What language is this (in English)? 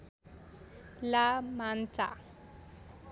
Nepali